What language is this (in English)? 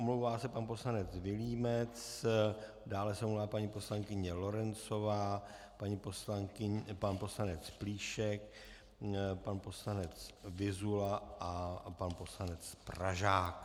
Czech